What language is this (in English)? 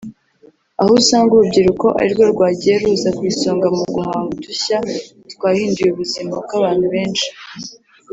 Kinyarwanda